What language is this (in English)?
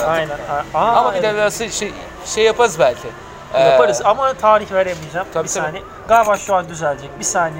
Turkish